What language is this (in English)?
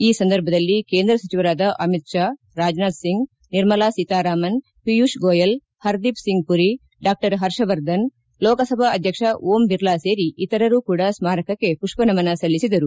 Kannada